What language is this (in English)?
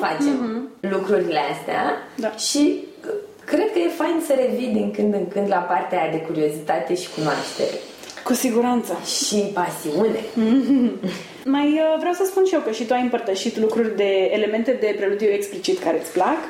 Romanian